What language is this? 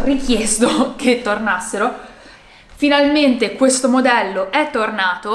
Italian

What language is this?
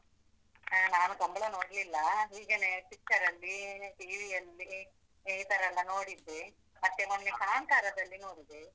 Kannada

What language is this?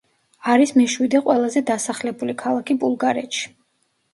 Georgian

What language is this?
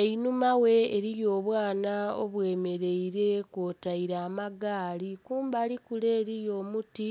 Soga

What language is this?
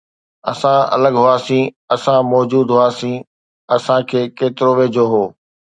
Sindhi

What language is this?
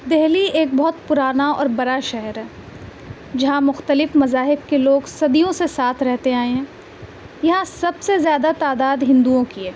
Urdu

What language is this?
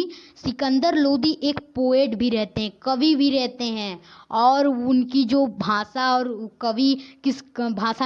Hindi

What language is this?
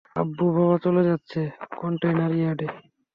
Bangla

